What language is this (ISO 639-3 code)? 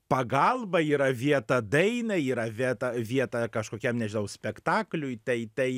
lit